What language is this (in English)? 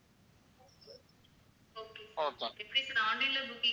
Tamil